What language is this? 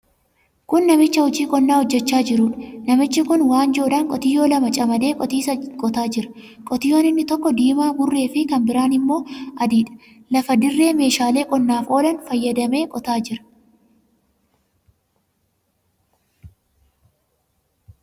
Oromo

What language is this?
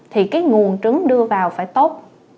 Vietnamese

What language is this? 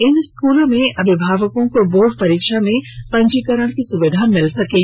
Hindi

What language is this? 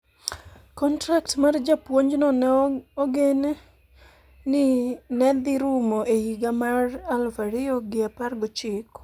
Luo (Kenya and Tanzania)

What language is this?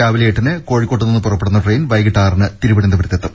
Malayalam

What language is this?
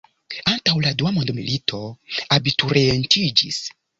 Esperanto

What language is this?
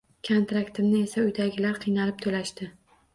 Uzbek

